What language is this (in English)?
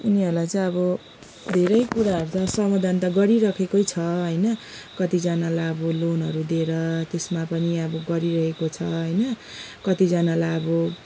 Nepali